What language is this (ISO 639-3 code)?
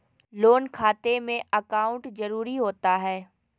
mag